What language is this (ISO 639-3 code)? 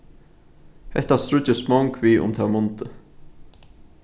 fao